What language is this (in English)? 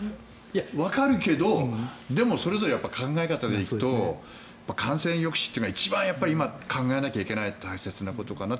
Japanese